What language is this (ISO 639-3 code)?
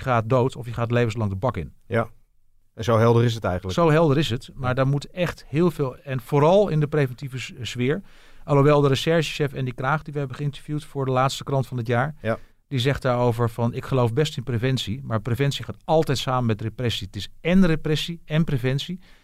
nld